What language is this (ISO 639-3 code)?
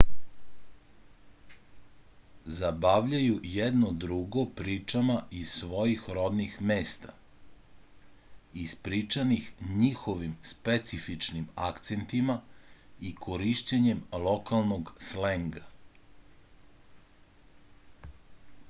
srp